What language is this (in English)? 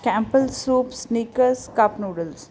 Punjabi